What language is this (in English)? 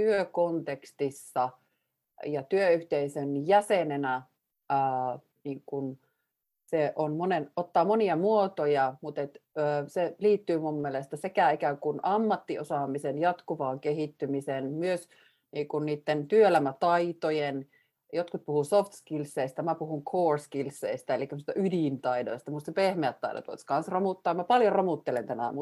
Finnish